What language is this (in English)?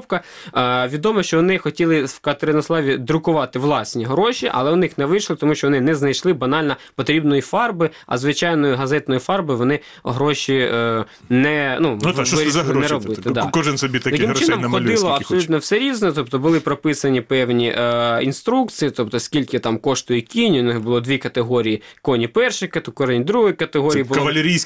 Ukrainian